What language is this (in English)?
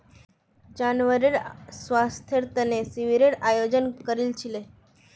Magahi